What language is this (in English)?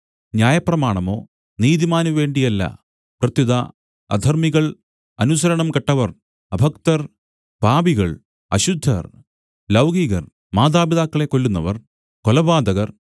Malayalam